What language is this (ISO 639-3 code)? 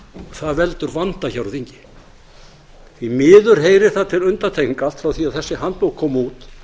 isl